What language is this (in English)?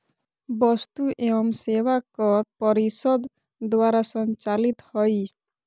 Magahi